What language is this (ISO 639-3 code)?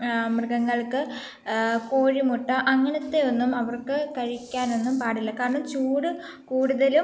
mal